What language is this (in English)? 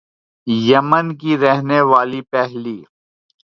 Urdu